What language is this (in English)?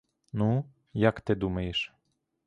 Ukrainian